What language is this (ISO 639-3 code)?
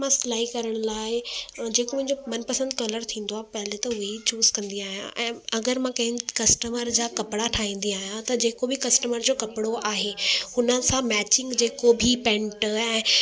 snd